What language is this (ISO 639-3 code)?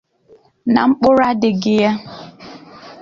ibo